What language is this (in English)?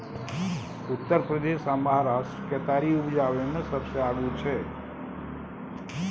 Maithili